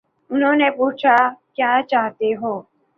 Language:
Urdu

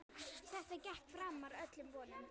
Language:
Icelandic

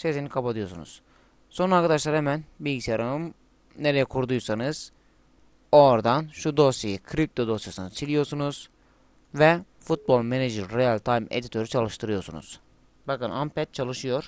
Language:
Turkish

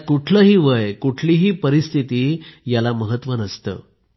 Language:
Marathi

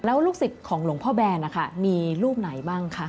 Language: Thai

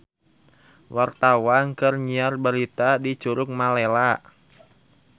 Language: Sundanese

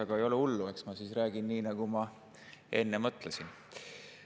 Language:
Estonian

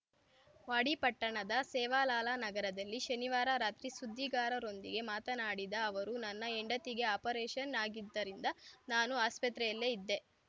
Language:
Kannada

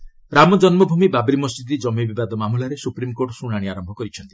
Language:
Odia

